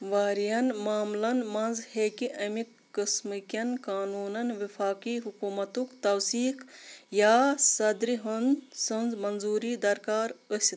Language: Kashmiri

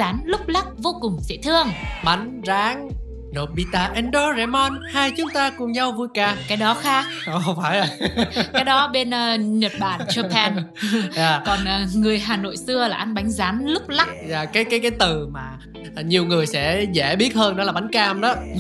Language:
Vietnamese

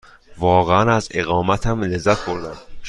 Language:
Persian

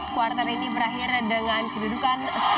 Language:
Indonesian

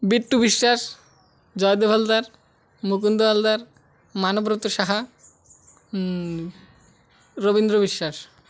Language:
Odia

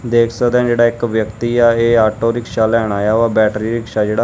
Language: Punjabi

